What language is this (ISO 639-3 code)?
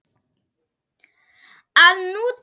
isl